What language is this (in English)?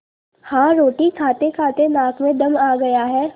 Hindi